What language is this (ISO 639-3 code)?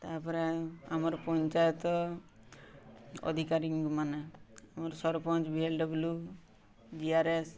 ori